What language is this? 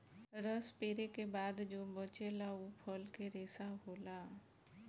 Bhojpuri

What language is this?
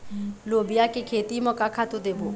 Chhattisgarhi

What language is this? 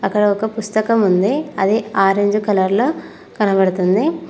Telugu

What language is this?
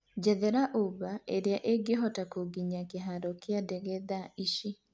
Kikuyu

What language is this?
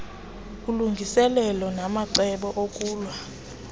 Xhosa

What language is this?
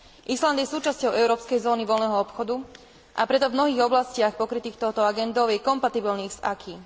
Slovak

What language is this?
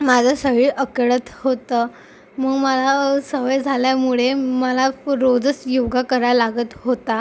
Marathi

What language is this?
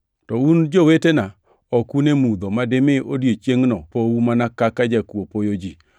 Luo (Kenya and Tanzania)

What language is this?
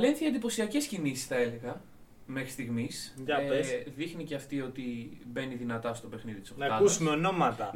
Greek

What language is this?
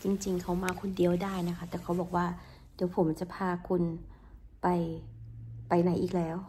Thai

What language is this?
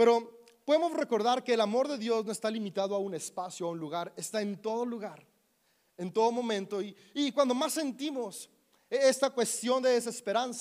Spanish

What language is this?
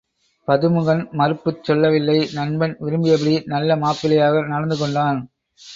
Tamil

